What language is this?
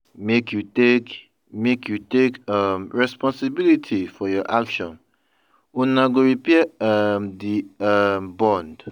Nigerian Pidgin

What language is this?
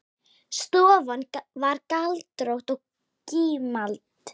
Icelandic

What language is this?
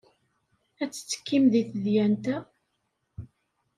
Kabyle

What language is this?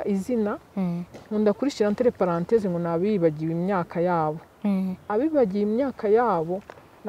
Romanian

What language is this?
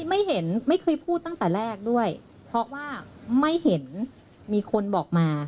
Thai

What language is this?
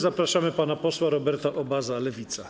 Polish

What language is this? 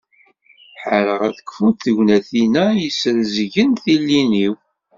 Kabyle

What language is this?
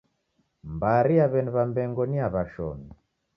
Taita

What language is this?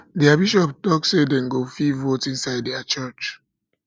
Nigerian Pidgin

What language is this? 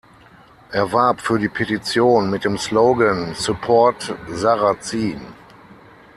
German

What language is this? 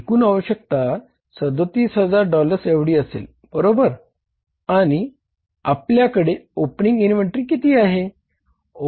Marathi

